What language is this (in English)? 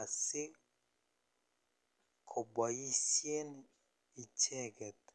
Kalenjin